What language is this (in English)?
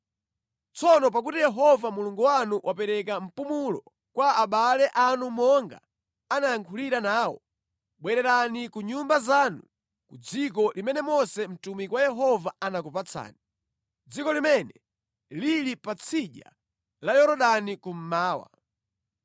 Nyanja